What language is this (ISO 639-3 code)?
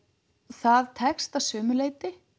isl